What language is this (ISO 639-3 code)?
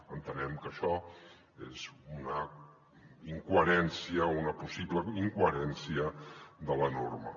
cat